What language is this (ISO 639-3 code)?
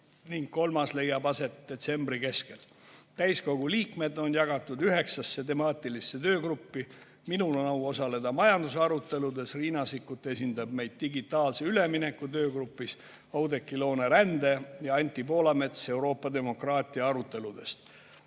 est